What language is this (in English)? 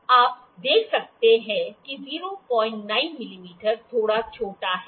Hindi